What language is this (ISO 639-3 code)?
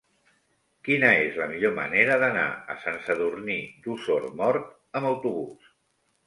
cat